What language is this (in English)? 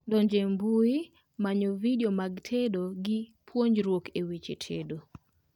Luo (Kenya and Tanzania)